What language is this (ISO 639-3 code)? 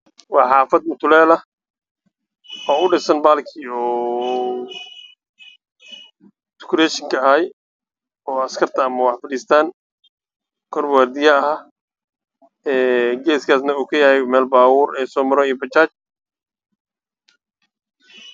som